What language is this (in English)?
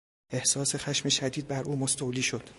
Persian